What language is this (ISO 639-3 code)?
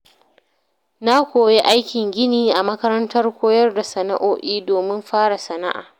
hau